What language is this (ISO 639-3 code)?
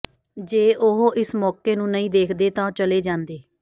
pan